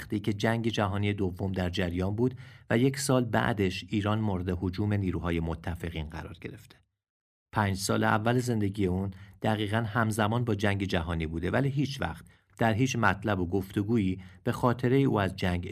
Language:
Persian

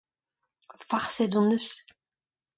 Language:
Breton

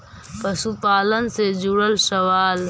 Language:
Magahi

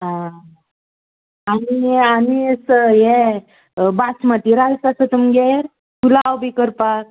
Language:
Konkani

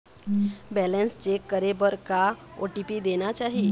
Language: Chhattisgarhi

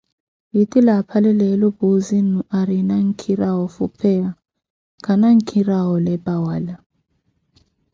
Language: Koti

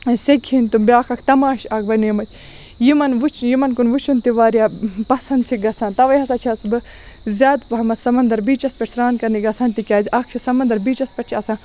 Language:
Kashmiri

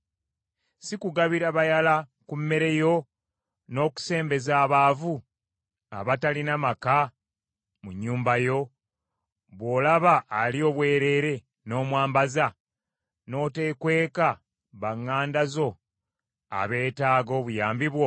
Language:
Ganda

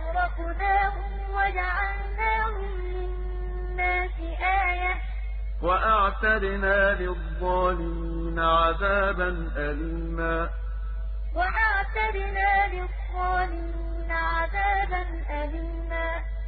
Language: Arabic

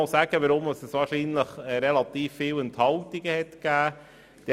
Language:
Swiss German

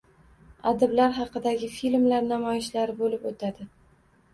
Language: Uzbek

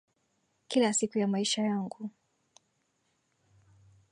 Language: Swahili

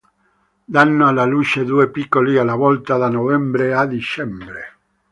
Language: Italian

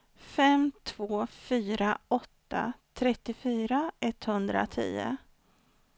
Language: Swedish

